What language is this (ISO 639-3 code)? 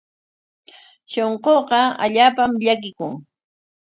qwa